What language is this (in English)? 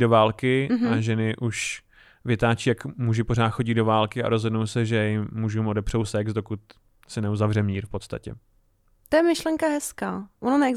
Czech